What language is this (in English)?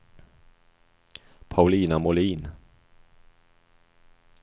Swedish